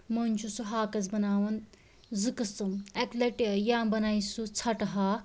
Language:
Kashmiri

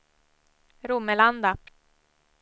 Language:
Swedish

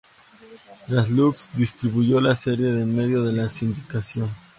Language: Spanish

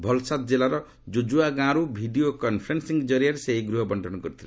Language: Odia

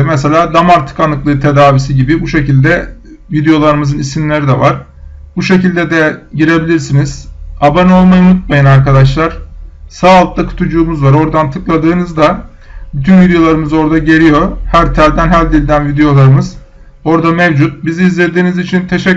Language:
Turkish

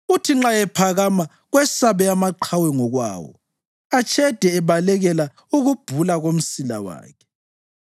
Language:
North Ndebele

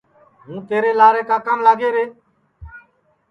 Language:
Sansi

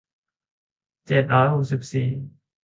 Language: Thai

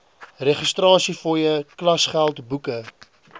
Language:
Afrikaans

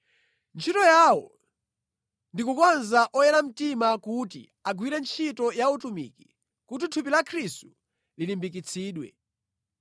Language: Nyanja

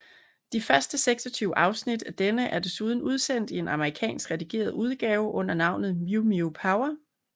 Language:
Danish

